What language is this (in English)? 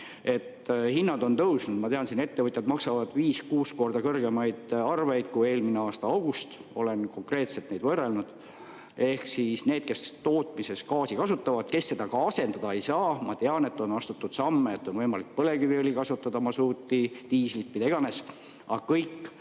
Estonian